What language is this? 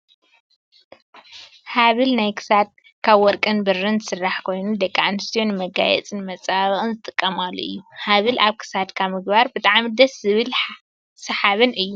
Tigrinya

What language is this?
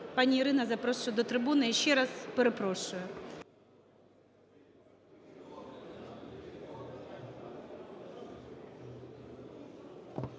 Ukrainian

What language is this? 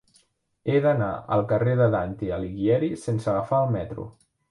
Catalan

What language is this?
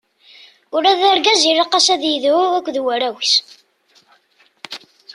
Kabyle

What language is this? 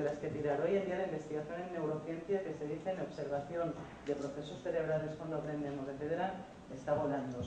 Spanish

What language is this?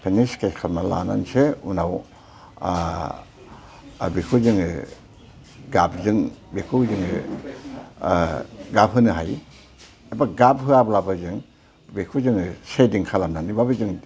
Bodo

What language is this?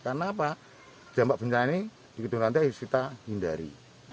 Indonesian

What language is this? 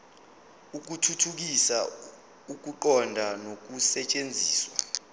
Zulu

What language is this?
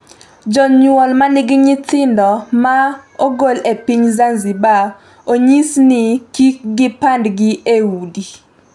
Luo (Kenya and Tanzania)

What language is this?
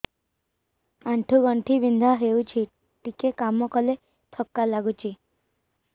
Odia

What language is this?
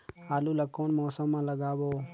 Chhattisgarhi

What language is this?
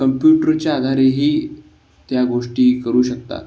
Marathi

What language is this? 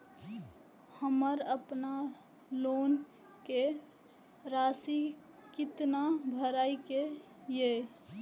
Maithili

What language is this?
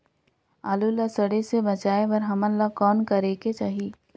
Chhattisgarhi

